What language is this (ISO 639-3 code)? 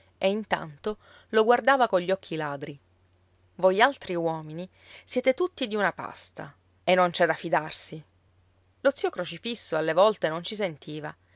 ita